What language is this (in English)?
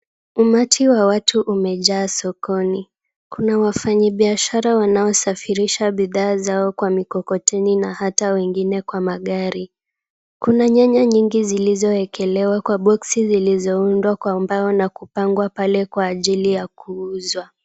Swahili